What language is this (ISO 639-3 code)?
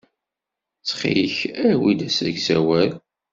kab